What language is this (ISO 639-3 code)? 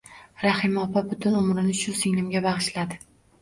uzb